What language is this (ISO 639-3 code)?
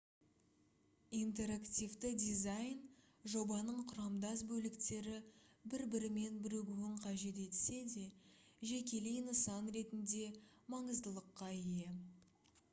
kaz